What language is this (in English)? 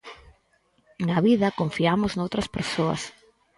Galician